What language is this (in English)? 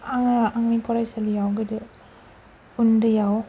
Bodo